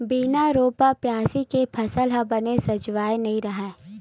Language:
Chhattisgarhi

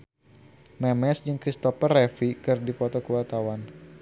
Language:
Sundanese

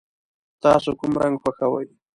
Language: Pashto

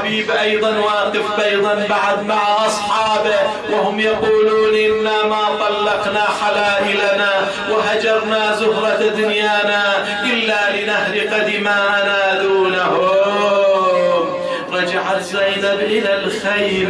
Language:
Arabic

